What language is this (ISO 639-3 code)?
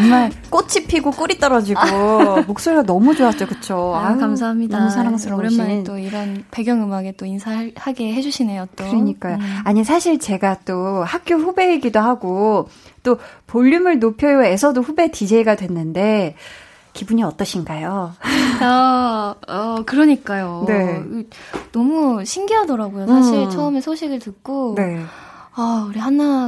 kor